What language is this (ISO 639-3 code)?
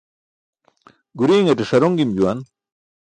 bsk